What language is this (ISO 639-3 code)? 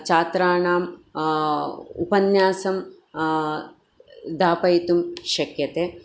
san